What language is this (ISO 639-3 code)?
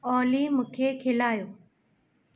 snd